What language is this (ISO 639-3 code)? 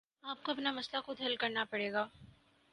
urd